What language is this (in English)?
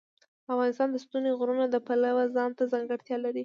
Pashto